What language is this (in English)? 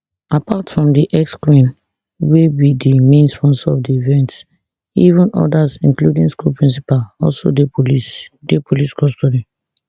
Nigerian Pidgin